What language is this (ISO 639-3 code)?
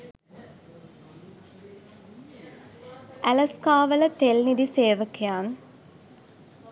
sin